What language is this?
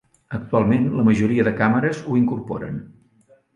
Catalan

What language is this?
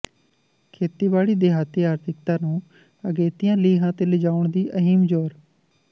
Punjabi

